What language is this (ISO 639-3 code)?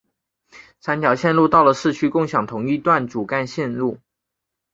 zho